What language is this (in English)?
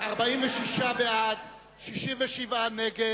Hebrew